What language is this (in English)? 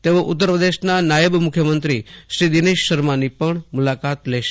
Gujarati